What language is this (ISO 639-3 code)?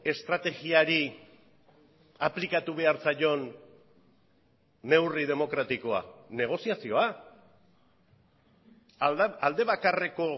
eus